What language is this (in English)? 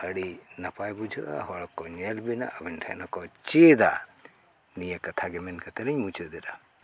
Santali